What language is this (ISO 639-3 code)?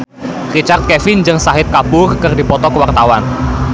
sun